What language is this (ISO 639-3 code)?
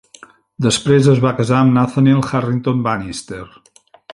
cat